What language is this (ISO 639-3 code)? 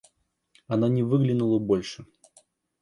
rus